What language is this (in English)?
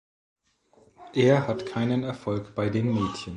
German